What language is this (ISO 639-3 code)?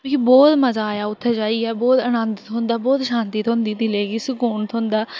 doi